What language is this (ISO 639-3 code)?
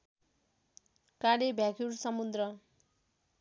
nep